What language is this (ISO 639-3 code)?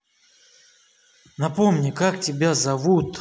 rus